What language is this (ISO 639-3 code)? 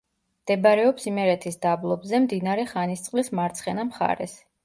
kat